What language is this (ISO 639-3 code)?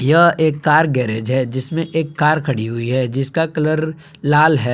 hin